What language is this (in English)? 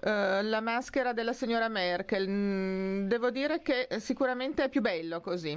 Italian